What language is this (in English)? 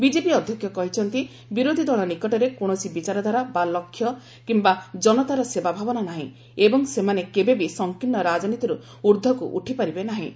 Odia